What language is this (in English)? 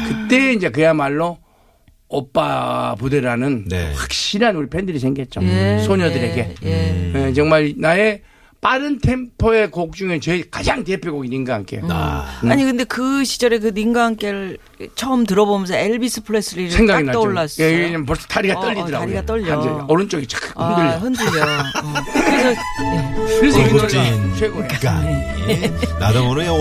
Korean